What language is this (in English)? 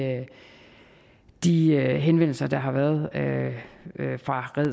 Danish